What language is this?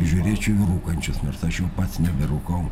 Lithuanian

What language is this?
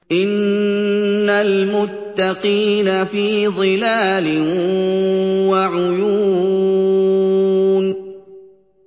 Arabic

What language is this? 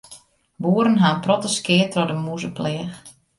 Western Frisian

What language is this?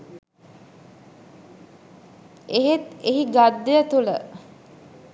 Sinhala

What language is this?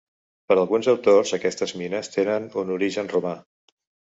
Catalan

